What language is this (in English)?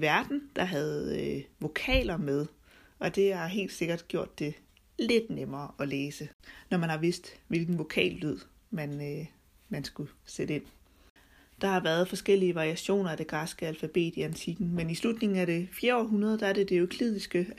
Danish